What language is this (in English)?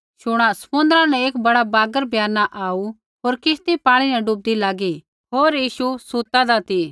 Kullu Pahari